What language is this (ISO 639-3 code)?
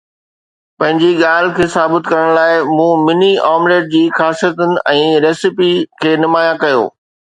snd